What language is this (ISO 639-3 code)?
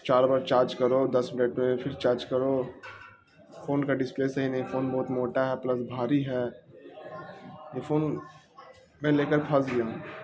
urd